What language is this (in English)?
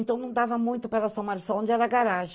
Portuguese